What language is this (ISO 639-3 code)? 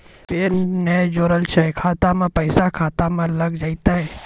mai